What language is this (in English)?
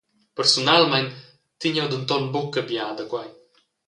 Romansh